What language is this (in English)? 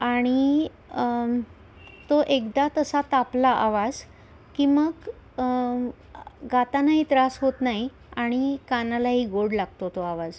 Marathi